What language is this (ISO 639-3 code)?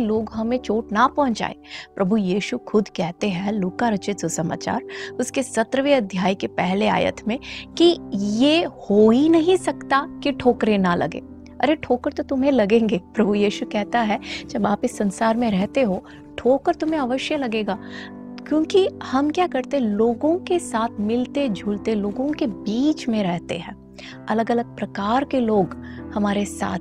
hin